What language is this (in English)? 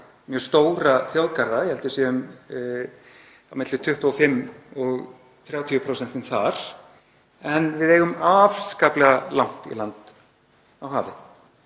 Icelandic